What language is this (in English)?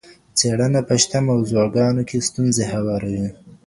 Pashto